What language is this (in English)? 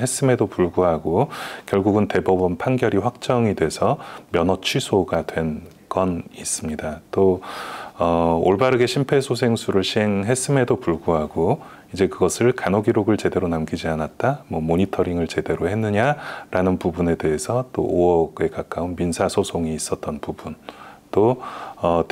Korean